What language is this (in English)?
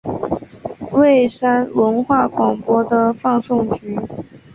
Chinese